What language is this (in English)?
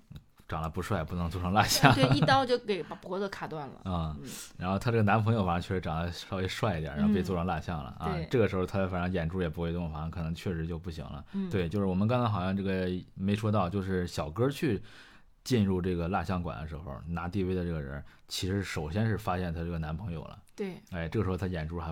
Chinese